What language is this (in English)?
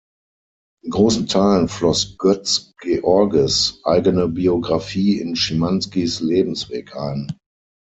German